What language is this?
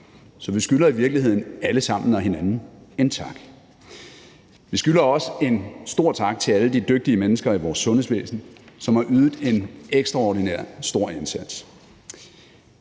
Danish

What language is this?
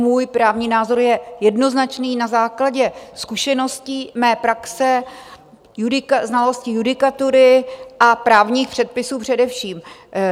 Czech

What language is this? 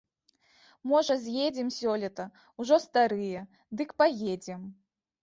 Belarusian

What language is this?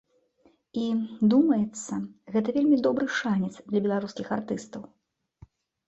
Belarusian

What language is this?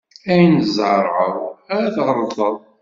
Kabyle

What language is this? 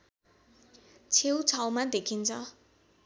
Nepali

